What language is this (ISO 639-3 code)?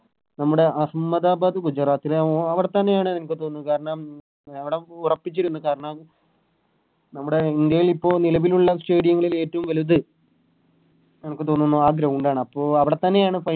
mal